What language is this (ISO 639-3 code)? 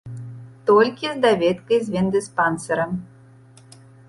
bel